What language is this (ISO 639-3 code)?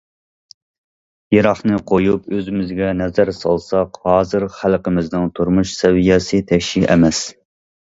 uig